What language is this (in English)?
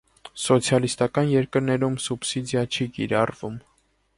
Armenian